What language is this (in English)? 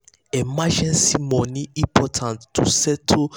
Nigerian Pidgin